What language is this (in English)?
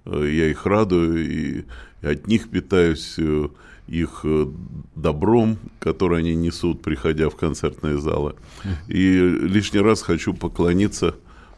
Russian